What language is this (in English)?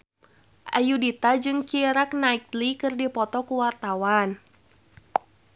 Sundanese